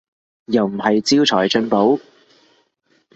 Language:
Cantonese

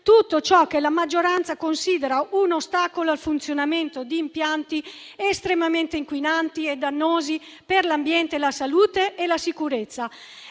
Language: Italian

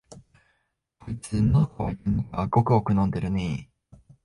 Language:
Japanese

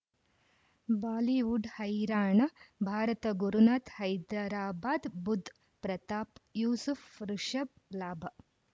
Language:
Kannada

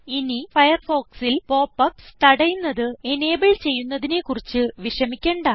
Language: Malayalam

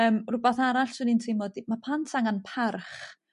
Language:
Welsh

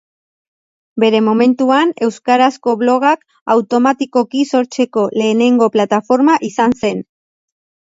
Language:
Basque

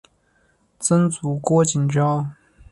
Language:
Chinese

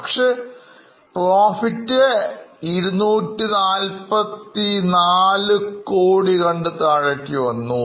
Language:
Malayalam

